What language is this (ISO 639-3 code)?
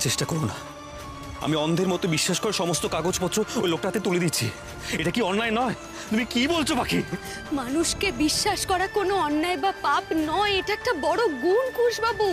ben